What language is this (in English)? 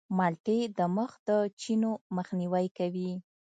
Pashto